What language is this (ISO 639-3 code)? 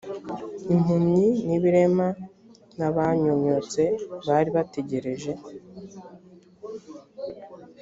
kin